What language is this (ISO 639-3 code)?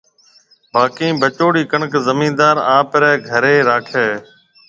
mve